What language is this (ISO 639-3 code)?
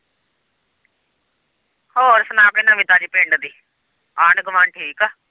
pan